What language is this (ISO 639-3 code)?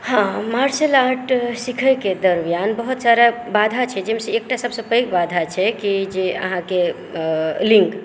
mai